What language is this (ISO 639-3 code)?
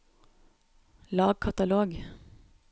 nor